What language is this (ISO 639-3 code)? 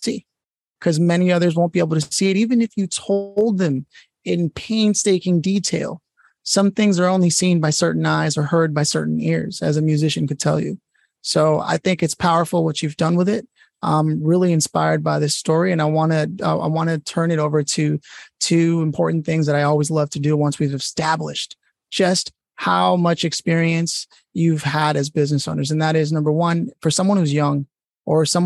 eng